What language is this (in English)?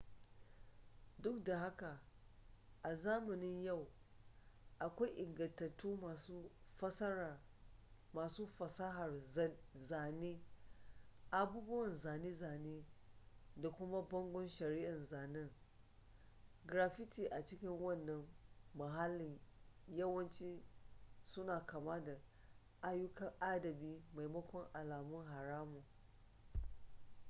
Hausa